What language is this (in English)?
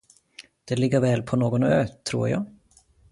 Swedish